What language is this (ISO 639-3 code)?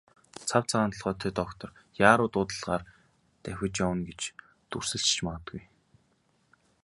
mon